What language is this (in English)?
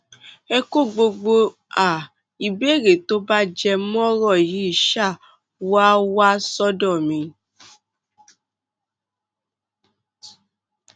Yoruba